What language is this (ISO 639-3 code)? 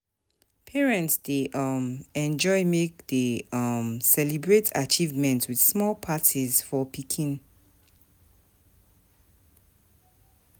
pcm